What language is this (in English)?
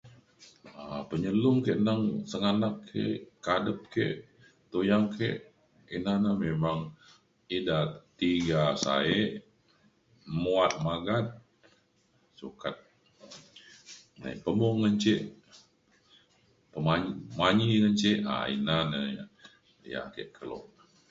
Mainstream Kenyah